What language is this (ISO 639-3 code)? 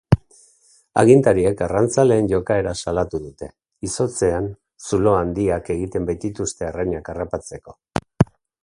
eus